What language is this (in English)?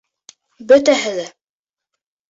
Bashkir